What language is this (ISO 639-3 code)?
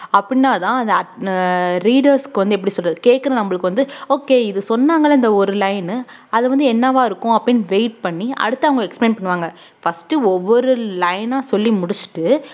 tam